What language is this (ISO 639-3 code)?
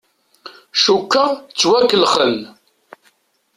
kab